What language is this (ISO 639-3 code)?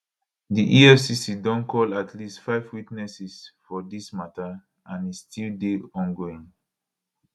pcm